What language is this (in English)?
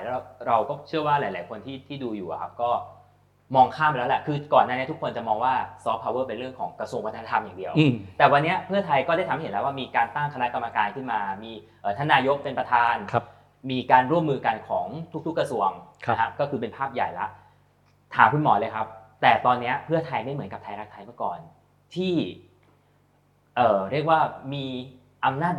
Thai